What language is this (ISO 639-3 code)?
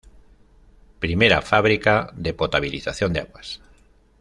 spa